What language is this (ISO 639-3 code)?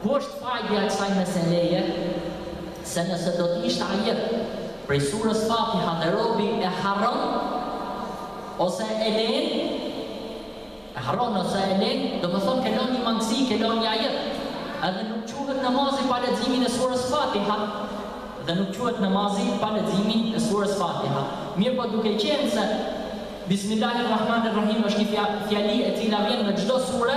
ara